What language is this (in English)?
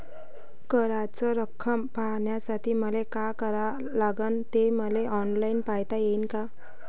Marathi